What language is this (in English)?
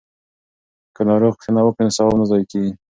Pashto